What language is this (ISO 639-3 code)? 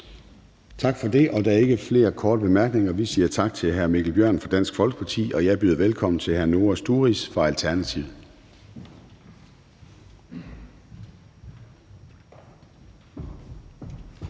dan